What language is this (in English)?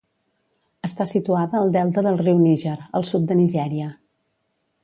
Catalan